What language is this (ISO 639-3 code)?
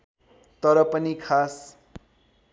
nep